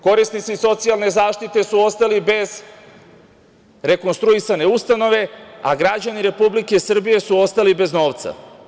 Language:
Serbian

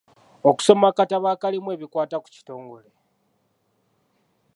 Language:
Ganda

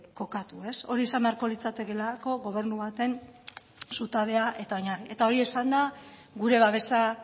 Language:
Basque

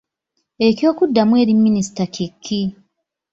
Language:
Ganda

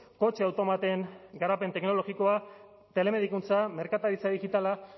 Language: Basque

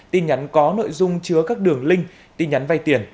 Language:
Vietnamese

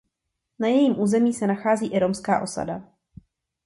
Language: Czech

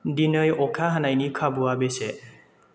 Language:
Bodo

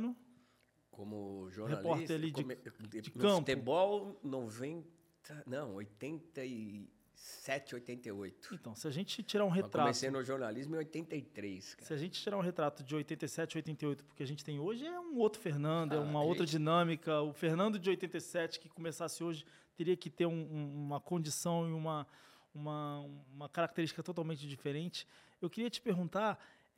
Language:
Portuguese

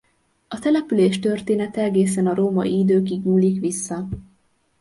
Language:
Hungarian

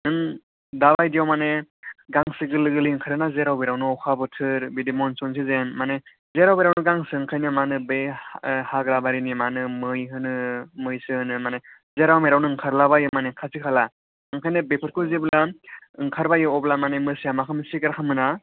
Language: Bodo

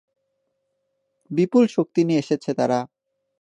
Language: Bangla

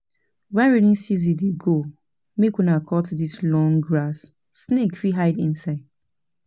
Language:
Nigerian Pidgin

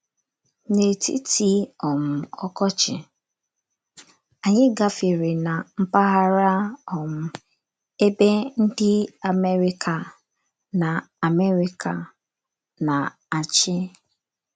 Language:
Igbo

